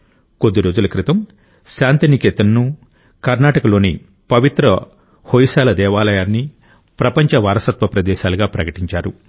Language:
Telugu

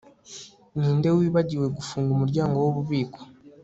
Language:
Kinyarwanda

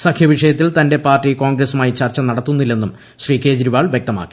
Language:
Malayalam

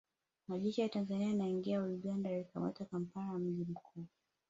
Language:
Swahili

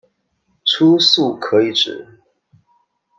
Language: Chinese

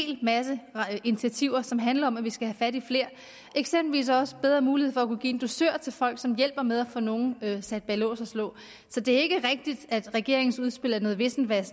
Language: Danish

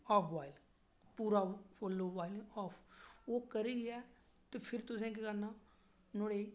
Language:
Dogri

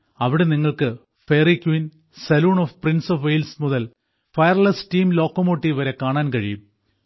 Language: Malayalam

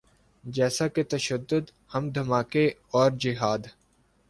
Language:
Urdu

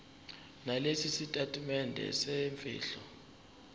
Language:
Zulu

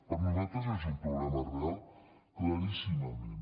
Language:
Catalan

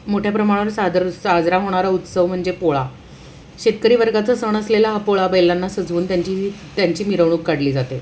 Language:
Marathi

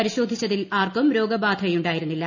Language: Malayalam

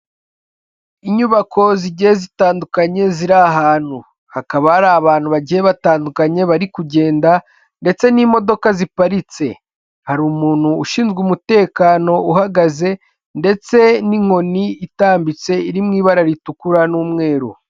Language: Kinyarwanda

